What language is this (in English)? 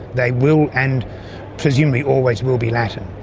English